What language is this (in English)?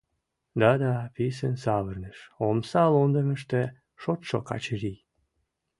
Mari